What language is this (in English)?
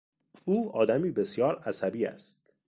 Persian